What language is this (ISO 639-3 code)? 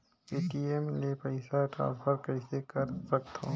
hne